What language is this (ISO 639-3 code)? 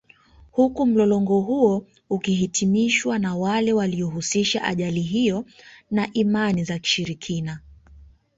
swa